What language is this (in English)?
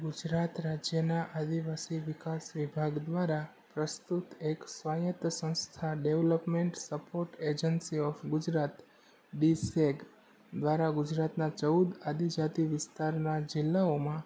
Gujarati